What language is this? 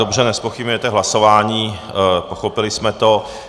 Czech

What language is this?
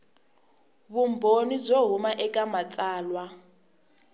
Tsonga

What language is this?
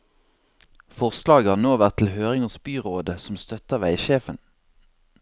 Norwegian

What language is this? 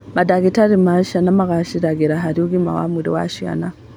Kikuyu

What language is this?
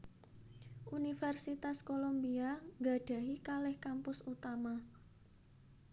Javanese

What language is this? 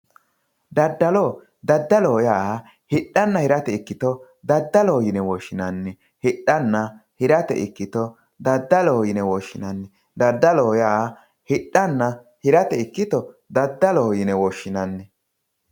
Sidamo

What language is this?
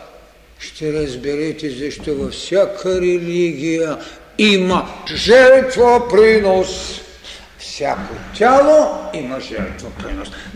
Bulgarian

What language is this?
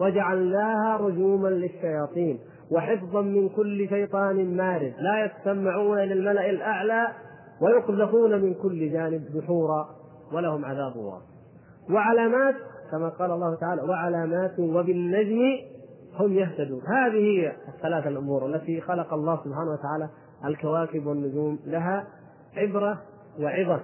Arabic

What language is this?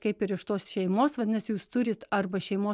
Lithuanian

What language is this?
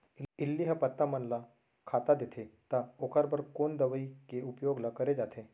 Chhattisgarhi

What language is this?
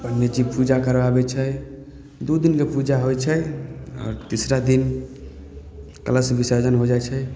Maithili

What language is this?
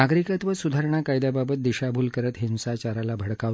Marathi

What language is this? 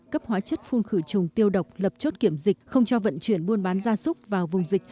Vietnamese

